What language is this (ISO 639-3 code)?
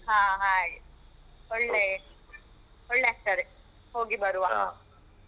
kan